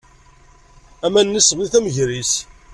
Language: Kabyle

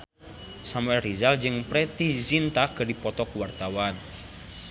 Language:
Sundanese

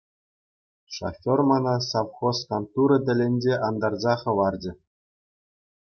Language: Chuvash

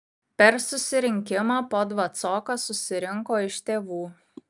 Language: Lithuanian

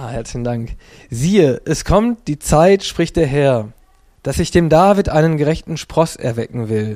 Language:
German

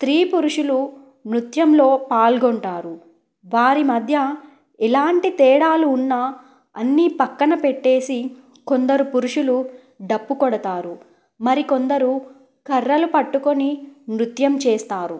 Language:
Telugu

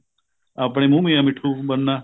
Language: Punjabi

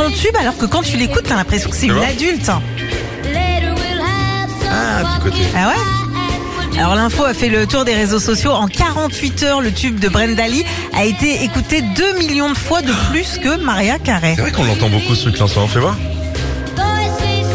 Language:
French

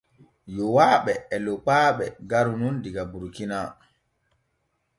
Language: Borgu Fulfulde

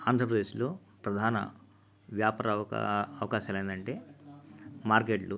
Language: Telugu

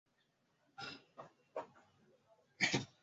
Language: Swahili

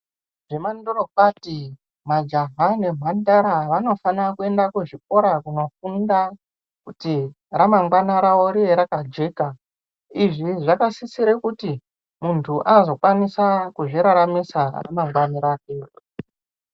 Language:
Ndau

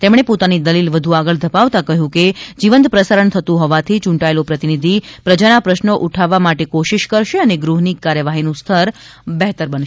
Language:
Gujarati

